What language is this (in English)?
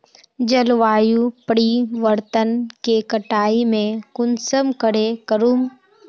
Magahi